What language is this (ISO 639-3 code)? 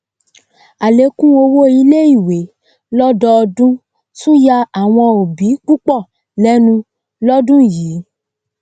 yor